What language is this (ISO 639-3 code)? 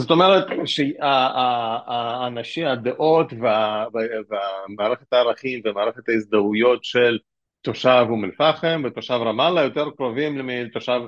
heb